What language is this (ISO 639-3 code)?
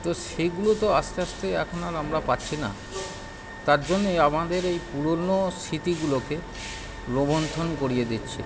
ben